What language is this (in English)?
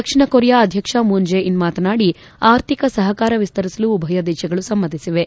Kannada